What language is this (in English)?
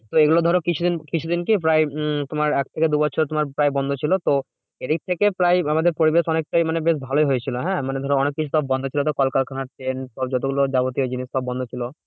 Bangla